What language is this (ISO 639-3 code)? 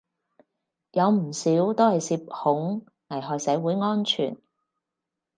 yue